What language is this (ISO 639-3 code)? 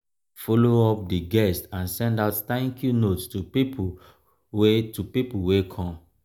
pcm